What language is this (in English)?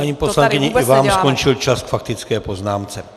Czech